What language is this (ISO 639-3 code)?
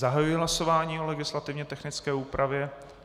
ces